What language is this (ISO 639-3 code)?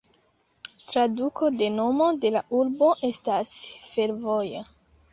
epo